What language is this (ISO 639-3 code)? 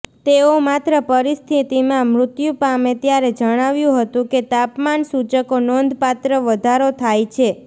guj